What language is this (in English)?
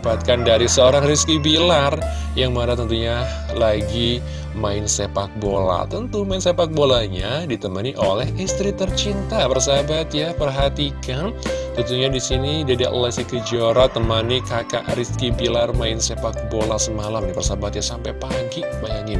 Indonesian